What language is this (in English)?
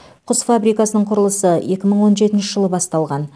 Kazakh